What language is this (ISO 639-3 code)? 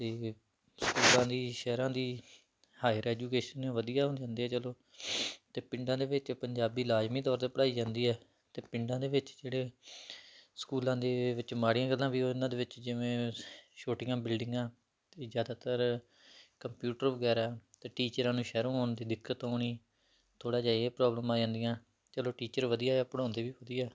pan